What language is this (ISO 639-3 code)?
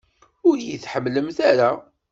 kab